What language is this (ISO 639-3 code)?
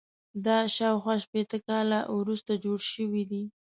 pus